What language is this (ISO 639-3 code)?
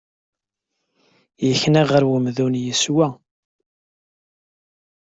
kab